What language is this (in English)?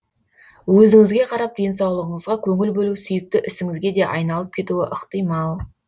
Kazakh